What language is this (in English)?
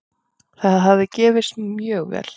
Icelandic